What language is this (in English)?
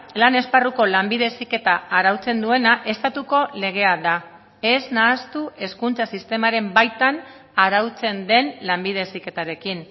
Basque